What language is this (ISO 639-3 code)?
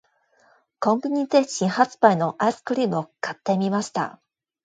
jpn